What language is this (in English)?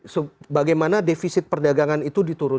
Indonesian